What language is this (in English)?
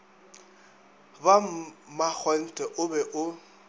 Northern Sotho